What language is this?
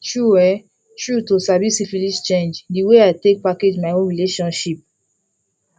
Nigerian Pidgin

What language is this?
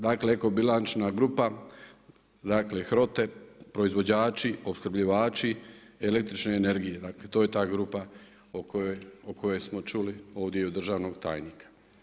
Croatian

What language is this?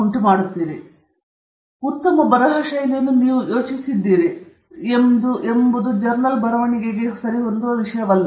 Kannada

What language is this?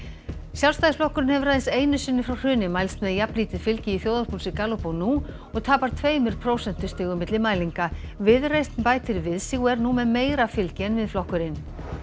Icelandic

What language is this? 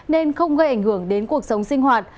Vietnamese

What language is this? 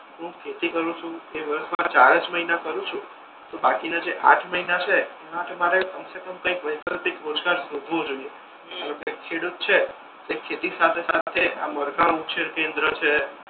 Gujarati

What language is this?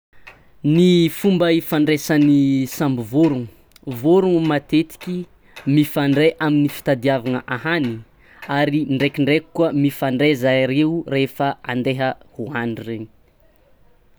Tsimihety Malagasy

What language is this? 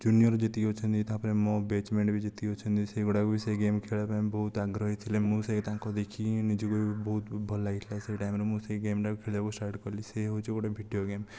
Odia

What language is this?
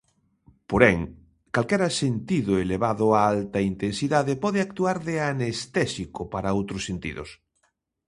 Galician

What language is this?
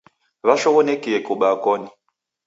Taita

